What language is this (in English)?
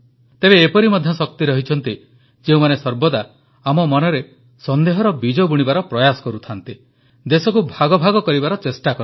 Odia